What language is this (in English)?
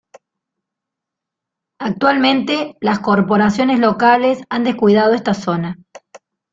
Spanish